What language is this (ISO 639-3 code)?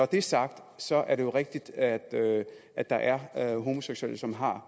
dan